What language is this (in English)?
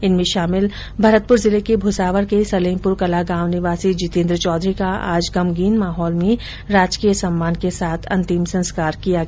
Hindi